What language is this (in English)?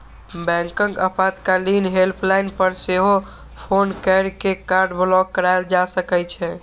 Maithili